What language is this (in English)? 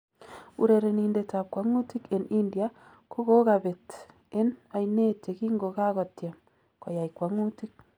Kalenjin